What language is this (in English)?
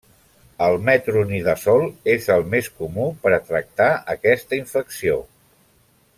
Catalan